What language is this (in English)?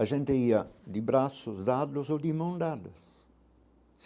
Portuguese